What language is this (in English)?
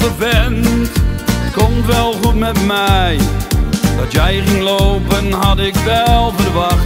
Dutch